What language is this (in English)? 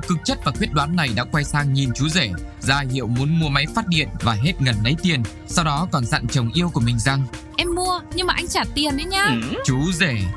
Vietnamese